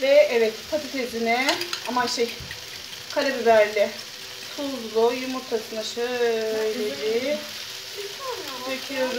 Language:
Turkish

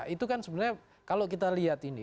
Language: Indonesian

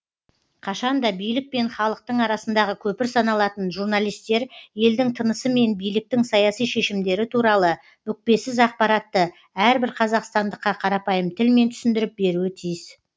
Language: Kazakh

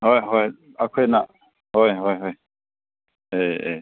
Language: Manipuri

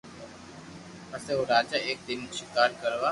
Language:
Loarki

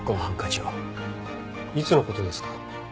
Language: Japanese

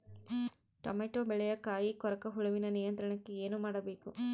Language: Kannada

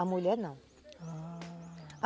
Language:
Portuguese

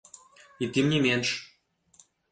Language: Belarusian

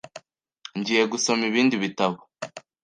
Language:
Kinyarwanda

